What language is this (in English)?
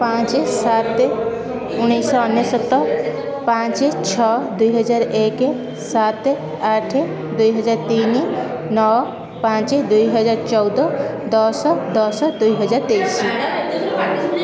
Odia